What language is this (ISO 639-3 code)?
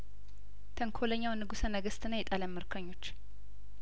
amh